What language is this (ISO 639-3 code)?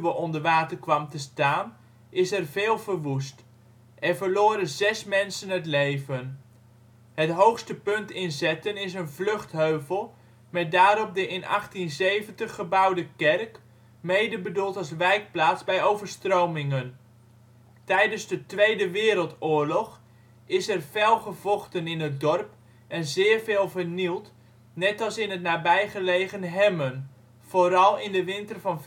nld